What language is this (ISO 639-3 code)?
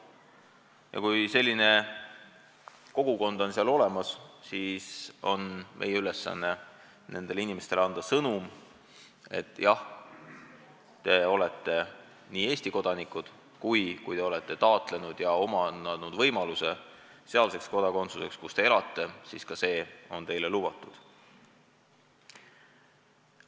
est